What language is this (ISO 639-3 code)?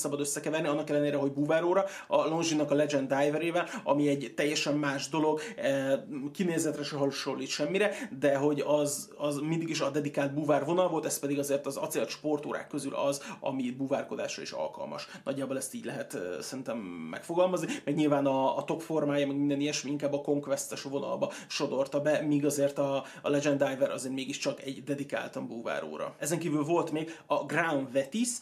hun